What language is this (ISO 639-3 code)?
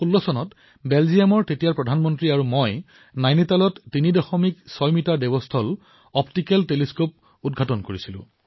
asm